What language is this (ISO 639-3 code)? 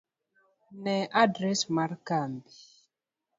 luo